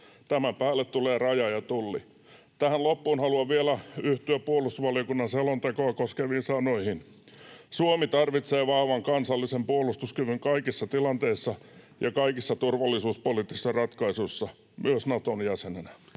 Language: Finnish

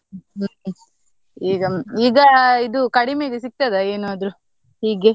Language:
Kannada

